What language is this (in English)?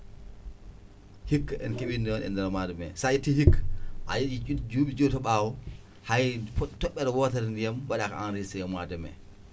Fula